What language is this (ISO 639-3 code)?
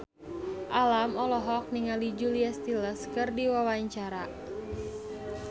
sun